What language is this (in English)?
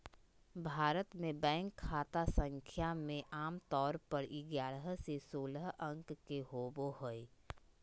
Magahi